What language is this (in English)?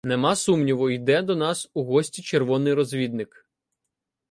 Ukrainian